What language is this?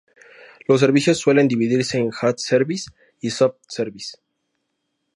Spanish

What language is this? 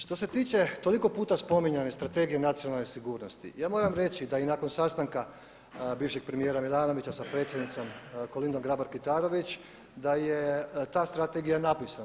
Croatian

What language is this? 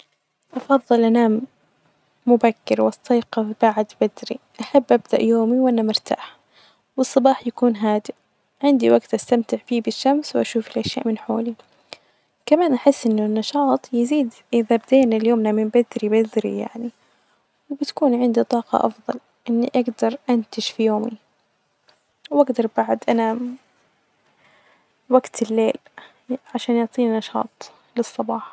Najdi Arabic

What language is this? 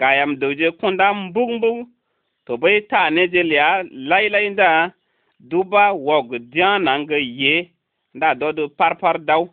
Arabic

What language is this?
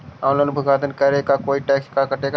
Magahi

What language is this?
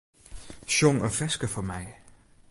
Western Frisian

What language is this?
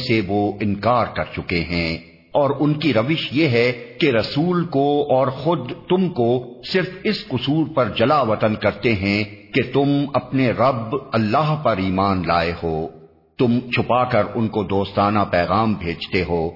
Urdu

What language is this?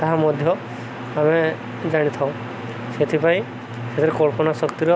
Odia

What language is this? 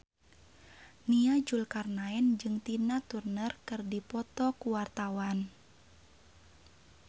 Sundanese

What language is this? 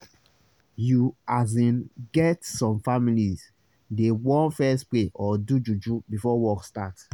Nigerian Pidgin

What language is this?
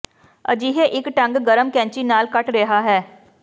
Punjabi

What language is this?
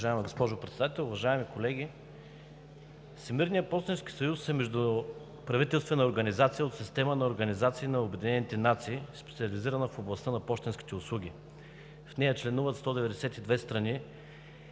Bulgarian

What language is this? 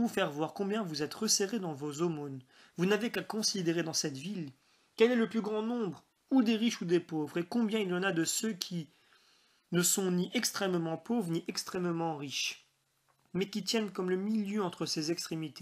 French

